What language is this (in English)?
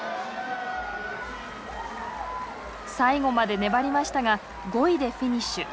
Japanese